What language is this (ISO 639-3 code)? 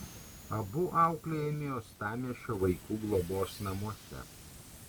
lit